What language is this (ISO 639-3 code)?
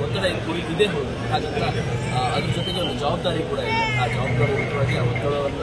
ara